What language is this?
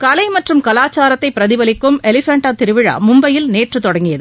Tamil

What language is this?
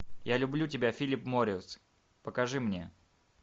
Russian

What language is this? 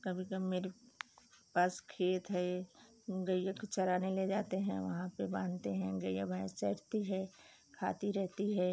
Hindi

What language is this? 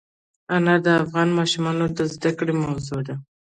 Pashto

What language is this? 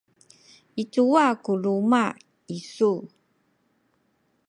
Sakizaya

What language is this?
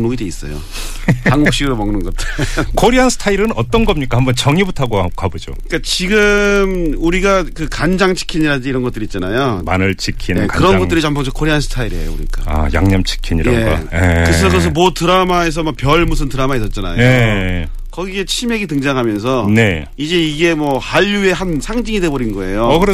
Korean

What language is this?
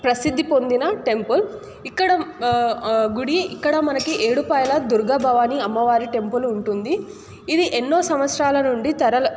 Telugu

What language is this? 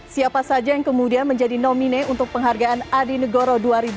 Indonesian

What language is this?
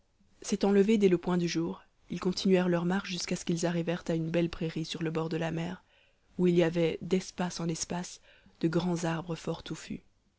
French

